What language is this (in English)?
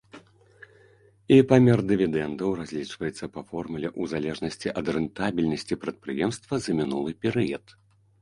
Belarusian